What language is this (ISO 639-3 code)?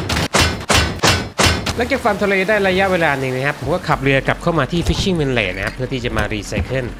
tha